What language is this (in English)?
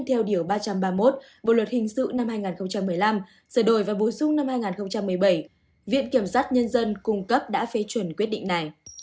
Vietnamese